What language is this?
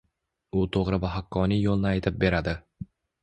Uzbek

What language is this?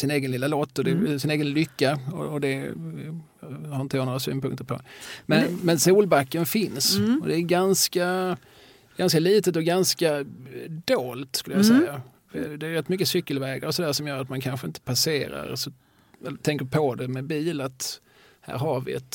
Swedish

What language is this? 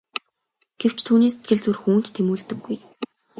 Mongolian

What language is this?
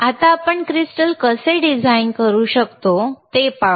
Marathi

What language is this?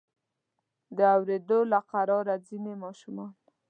Pashto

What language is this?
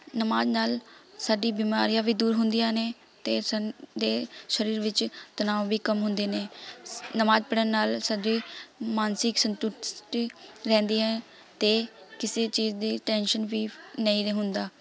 Punjabi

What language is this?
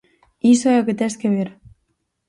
Galician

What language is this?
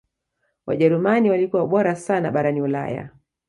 Swahili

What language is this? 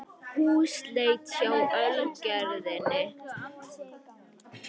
Icelandic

